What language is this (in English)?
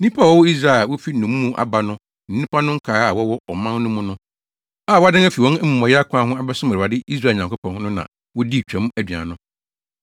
Akan